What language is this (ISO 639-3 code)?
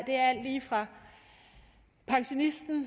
dan